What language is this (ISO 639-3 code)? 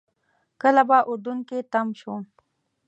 pus